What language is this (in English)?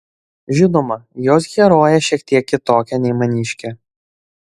Lithuanian